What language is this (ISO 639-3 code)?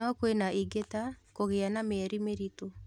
kik